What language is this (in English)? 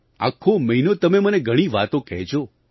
Gujarati